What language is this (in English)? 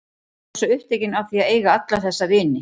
Icelandic